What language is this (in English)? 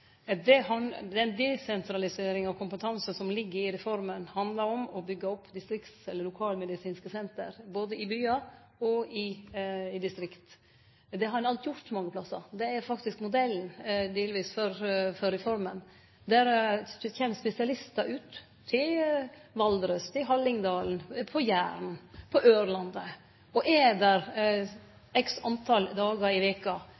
Norwegian Nynorsk